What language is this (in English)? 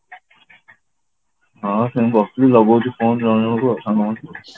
Odia